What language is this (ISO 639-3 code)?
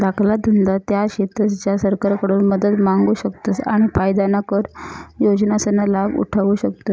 mar